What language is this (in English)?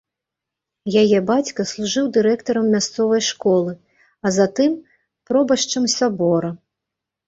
Belarusian